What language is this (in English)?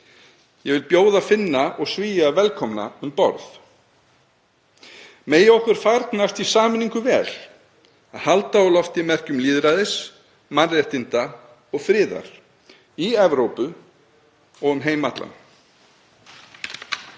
Icelandic